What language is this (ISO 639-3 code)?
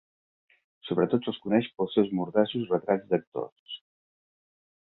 cat